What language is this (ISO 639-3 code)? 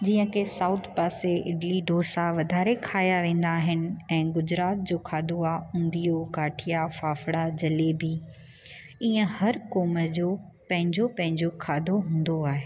snd